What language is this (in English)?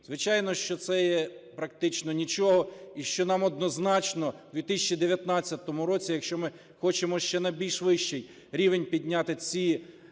Ukrainian